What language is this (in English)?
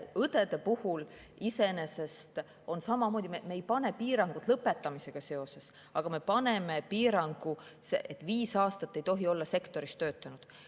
Estonian